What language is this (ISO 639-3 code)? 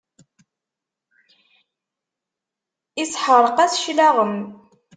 kab